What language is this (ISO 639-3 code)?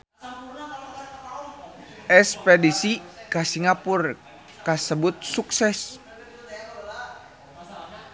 sun